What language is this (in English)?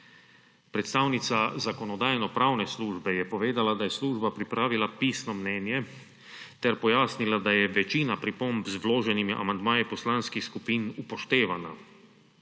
Slovenian